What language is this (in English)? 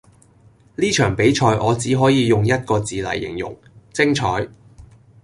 Cantonese